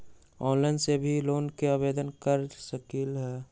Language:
Magahi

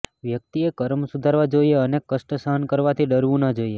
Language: Gujarati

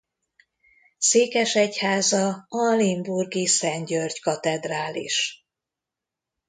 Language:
Hungarian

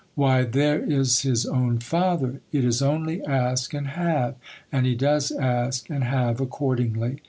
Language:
English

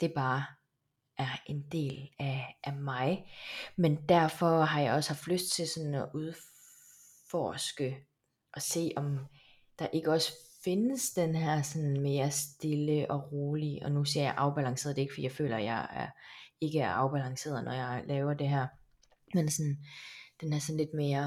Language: Danish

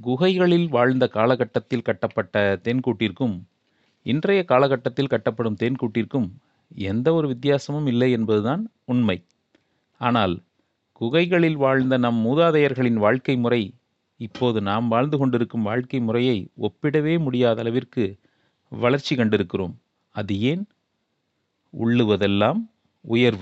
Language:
Tamil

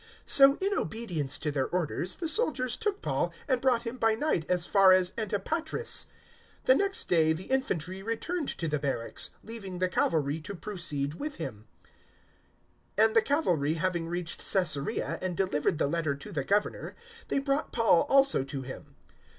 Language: English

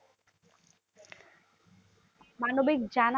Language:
Bangla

